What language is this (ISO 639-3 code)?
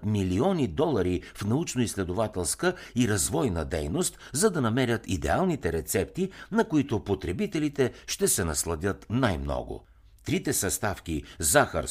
bul